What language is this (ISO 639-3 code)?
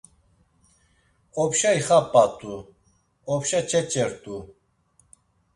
lzz